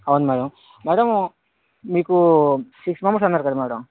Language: Telugu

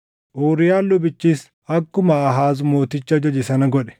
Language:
Oromo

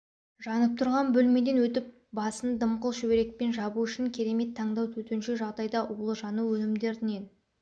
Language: Kazakh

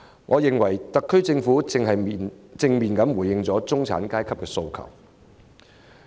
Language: Cantonese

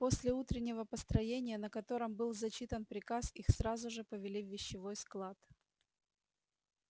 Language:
Russian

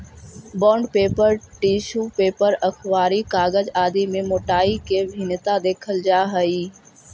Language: Magahi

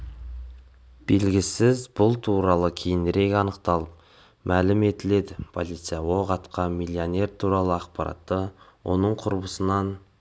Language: Kazakh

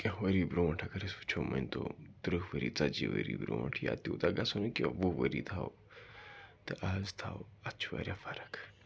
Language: Kashmiri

